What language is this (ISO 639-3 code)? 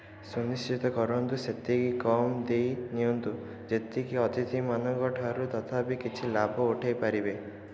ori